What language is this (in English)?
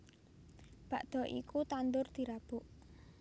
Javanese